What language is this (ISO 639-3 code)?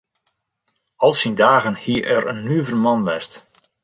fry